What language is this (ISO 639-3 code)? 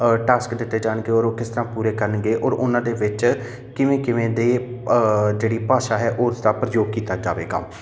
pan